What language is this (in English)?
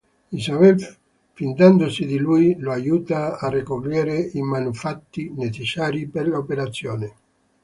Italian